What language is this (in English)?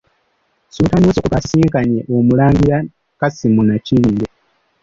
Ganda